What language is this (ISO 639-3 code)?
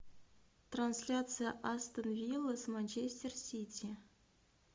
rus